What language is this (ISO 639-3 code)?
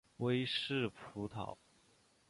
zho